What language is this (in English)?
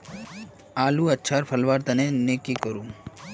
Magahi